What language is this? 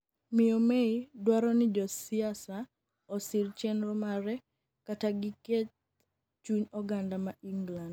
Luo (Kenya and Tanzania)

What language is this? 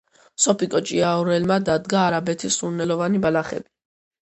Georgian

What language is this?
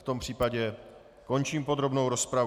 Czech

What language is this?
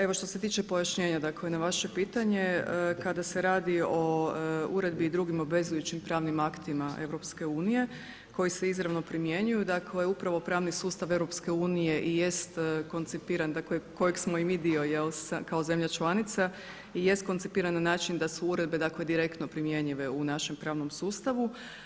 Croatian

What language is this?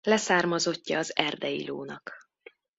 Hungarian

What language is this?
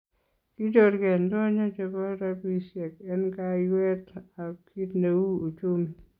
Kalenjin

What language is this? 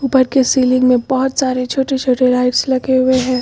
Hindi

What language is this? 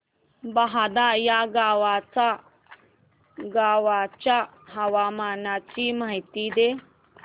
Marathi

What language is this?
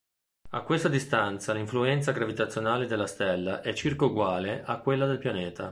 Italian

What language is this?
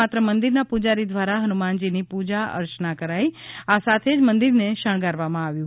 Gujarati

